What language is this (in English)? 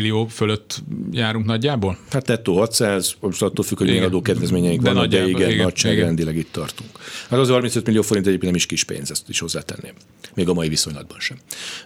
Hungarian